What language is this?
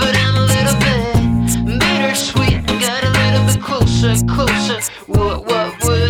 Ukrainian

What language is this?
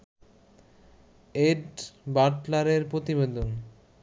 Bangla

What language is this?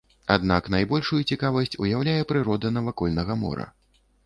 Belarusian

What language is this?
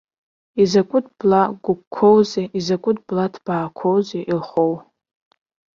Abkhazian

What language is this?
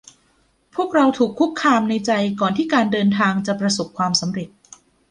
Thai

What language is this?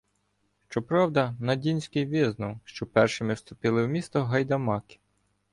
Ukrainian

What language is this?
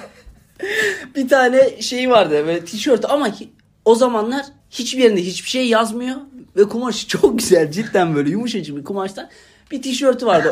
Turkish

